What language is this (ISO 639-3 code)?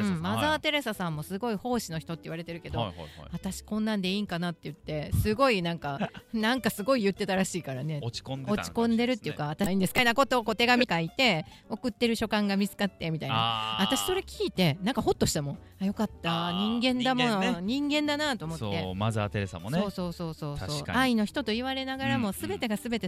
jpn